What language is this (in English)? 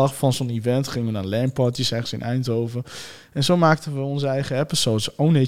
Dutch